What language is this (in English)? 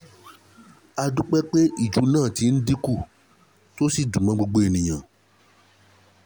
Yoruba